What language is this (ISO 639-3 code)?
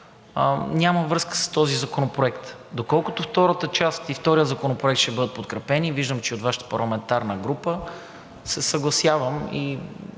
bul